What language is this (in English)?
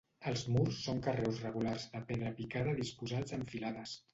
Catalan